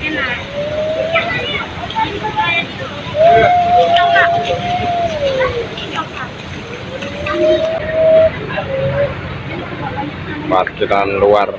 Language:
Indonesian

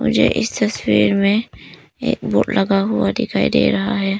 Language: Hindi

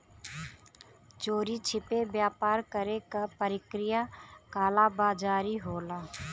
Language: Bhojpuri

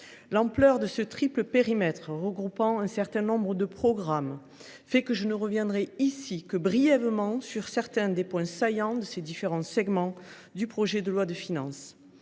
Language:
French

